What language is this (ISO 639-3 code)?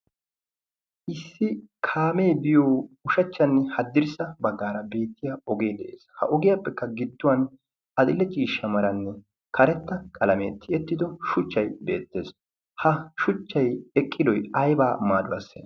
wal